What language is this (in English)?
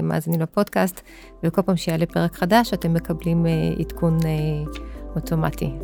Hebrew